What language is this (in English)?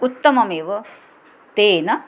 Sanskrit